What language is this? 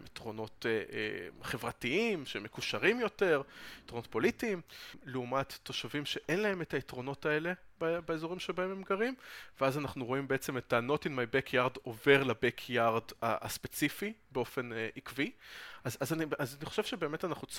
Hebrew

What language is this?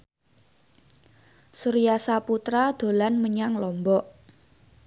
Javanese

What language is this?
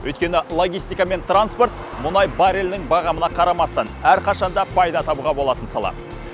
Kazakh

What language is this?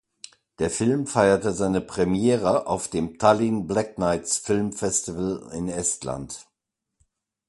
German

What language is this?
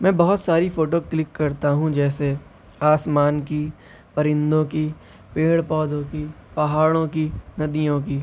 Urdu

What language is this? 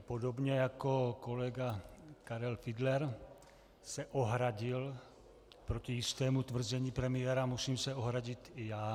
Czech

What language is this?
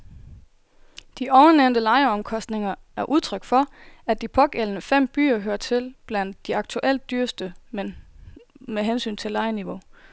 Danish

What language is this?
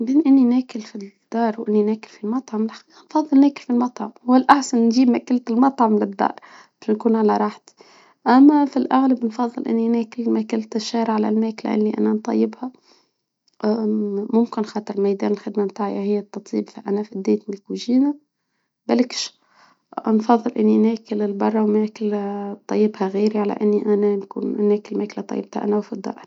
Tunisian Arabic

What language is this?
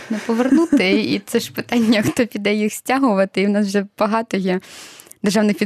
Ukrainian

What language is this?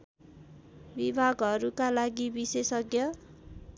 Nepali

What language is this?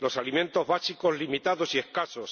Spanish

